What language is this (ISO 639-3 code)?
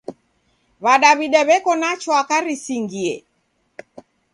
dav